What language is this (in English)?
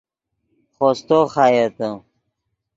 Yidgha